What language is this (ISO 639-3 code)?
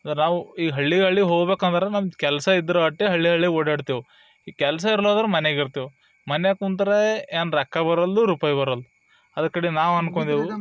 kan